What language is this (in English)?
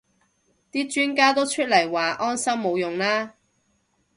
Cantonese